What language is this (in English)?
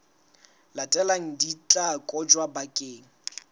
Southern Sotho